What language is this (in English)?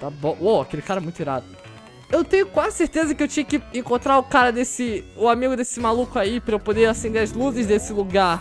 Portuguese